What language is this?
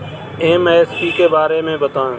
Hindi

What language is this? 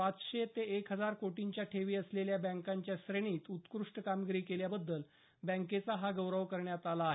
Marathi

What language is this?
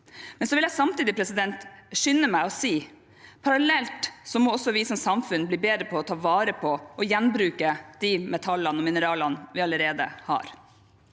Norwegian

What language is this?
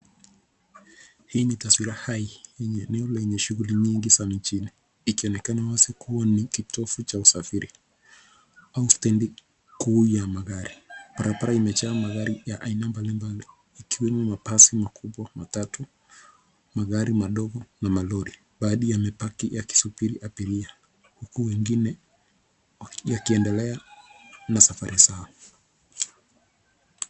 Swahili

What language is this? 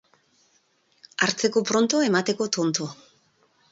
Basque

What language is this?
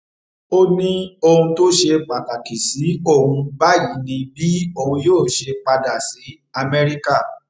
Yoruba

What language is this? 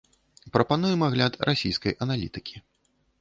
Belarusian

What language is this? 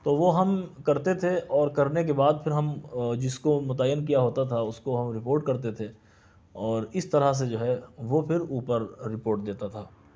Urdu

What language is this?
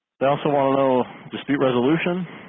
English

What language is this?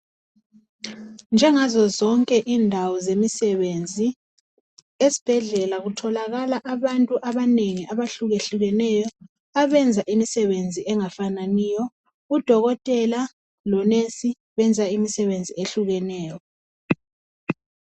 North Ndebele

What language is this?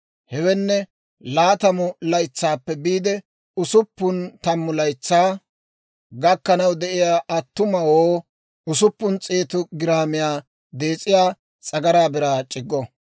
Dawro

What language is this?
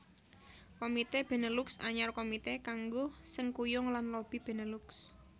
Javanese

